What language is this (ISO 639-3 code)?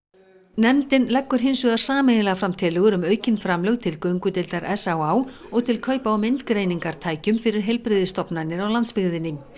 isl